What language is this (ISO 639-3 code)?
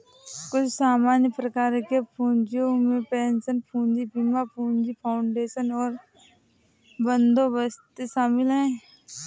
hin